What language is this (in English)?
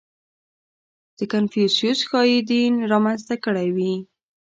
Pashto